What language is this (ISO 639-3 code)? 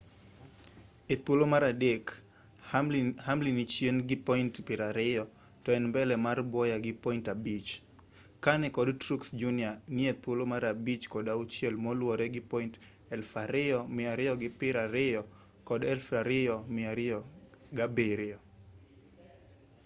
luo